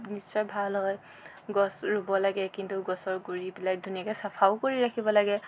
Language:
Assamese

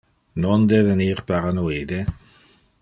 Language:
Interlingua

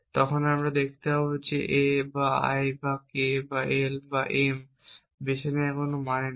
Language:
Bangla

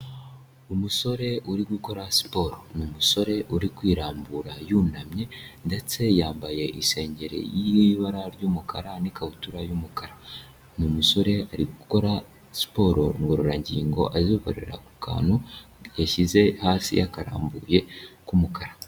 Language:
Kinyarwanda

